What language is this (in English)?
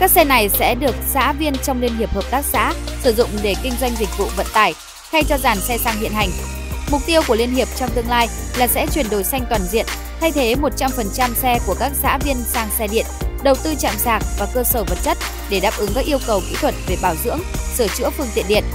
Vietnamese